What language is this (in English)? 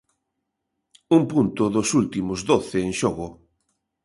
Galician